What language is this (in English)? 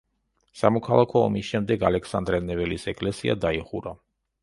Georgian